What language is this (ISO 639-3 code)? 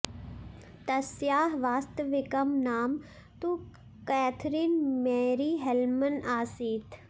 san